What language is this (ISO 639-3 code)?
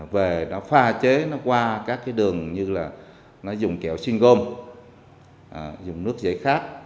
vie